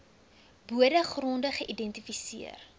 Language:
Afrikaans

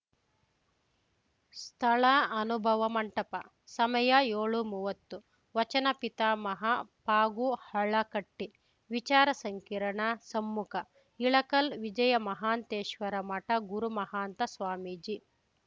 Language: Kannada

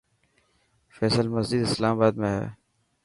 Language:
Dhatki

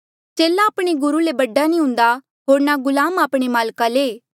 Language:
Mandeali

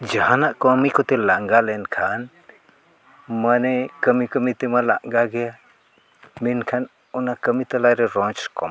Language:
Santali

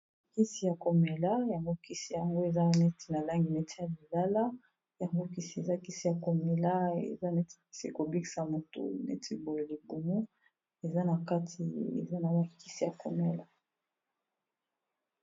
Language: Lingala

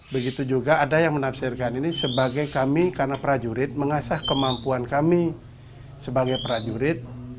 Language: Indonesian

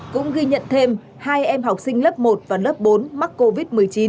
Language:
Vietnamese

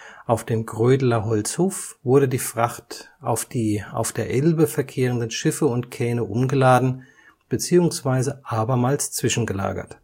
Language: German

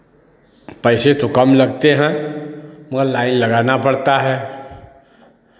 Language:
Hindi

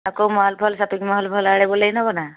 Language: Odia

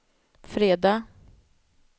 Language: Swedish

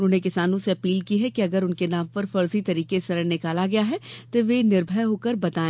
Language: Hindi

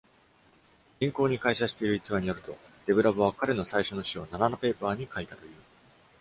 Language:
Japanese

